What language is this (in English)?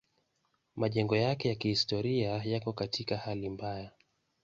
Swahili